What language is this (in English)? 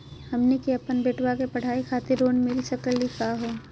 Magahi